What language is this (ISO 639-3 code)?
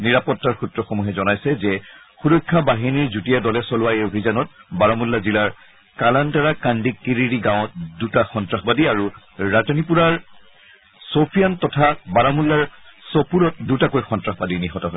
asm